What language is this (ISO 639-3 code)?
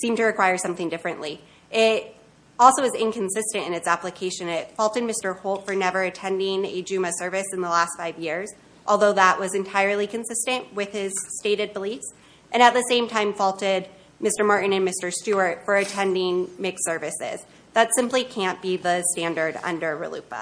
eng